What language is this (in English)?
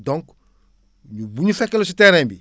Wolof